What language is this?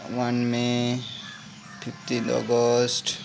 Nepali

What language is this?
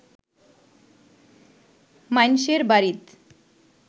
Bangla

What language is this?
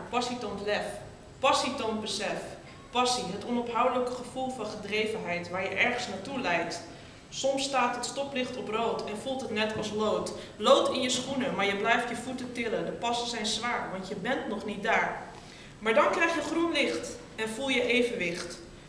Dutch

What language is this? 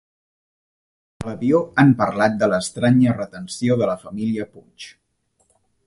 Catalan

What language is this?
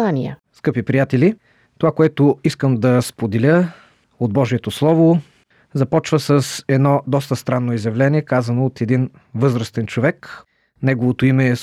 Bulgarian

